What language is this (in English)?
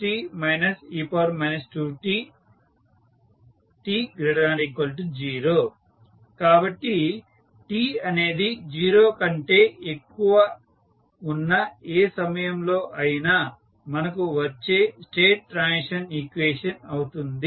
Telugu